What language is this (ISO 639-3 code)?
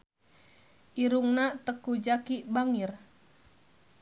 sun